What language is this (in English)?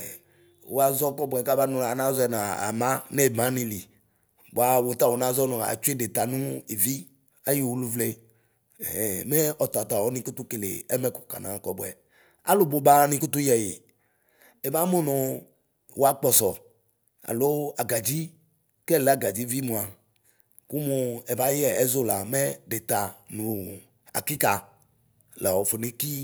Ikposo